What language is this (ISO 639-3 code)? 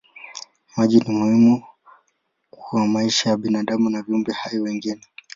swa